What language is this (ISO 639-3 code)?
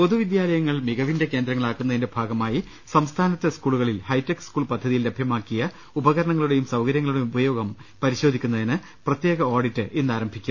mal